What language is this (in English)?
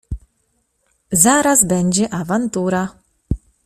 Polish